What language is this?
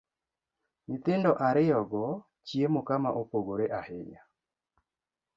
Luo (Kenya and Tanzania)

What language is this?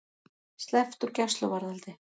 Icelandic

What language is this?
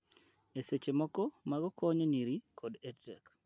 Luo (Kenya and Tanzania)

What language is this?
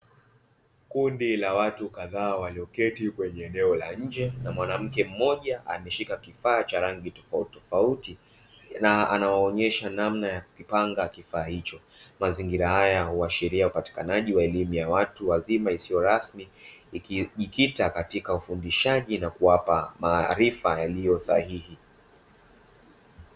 Swahili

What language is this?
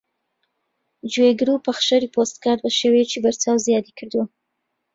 Central Kurdish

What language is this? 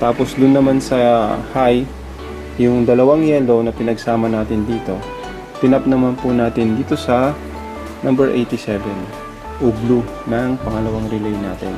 Filipino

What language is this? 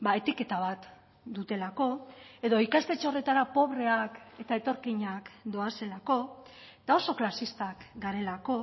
Basque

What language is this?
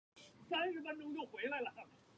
Chinese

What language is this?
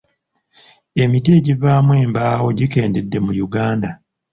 Ganda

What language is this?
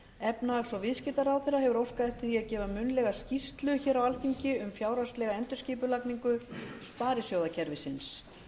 Icelandic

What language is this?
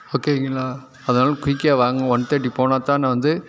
Tamil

